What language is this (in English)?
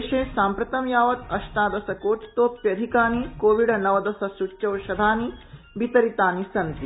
Sanskrit